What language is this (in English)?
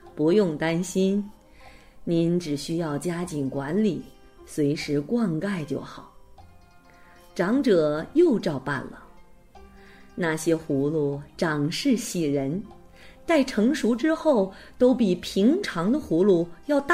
Chinese